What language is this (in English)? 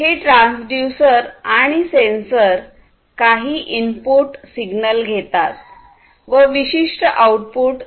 Marathi